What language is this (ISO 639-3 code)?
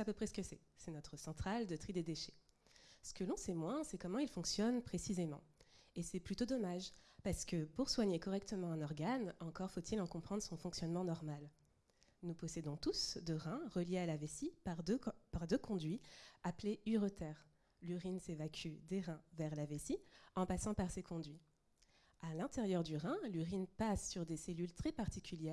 fra